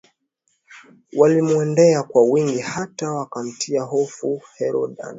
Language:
Swahili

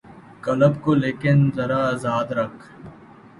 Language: Urdu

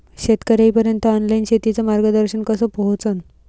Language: Marathi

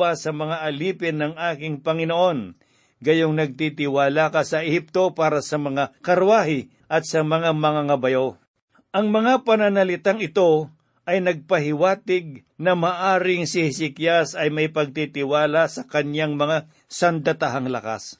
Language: Filipino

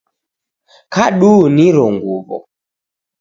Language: Taita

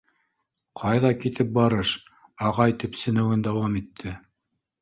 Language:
Bashkir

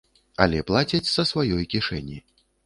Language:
Belarusian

